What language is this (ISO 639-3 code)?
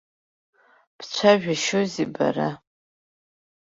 abk